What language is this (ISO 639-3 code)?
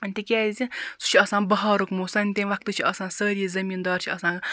kas